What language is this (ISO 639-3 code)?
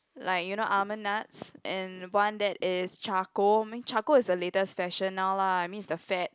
eng